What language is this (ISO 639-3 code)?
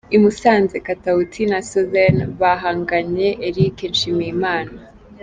kin